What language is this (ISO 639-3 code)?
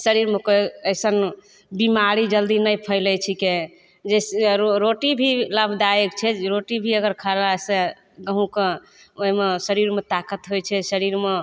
mai